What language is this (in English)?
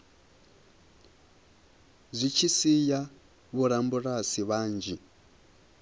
Venda